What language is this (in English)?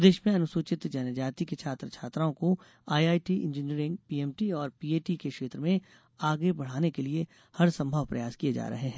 Hindi